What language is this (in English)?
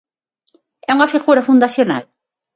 Galician